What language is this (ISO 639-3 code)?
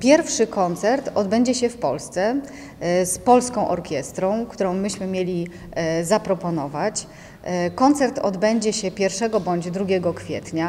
pol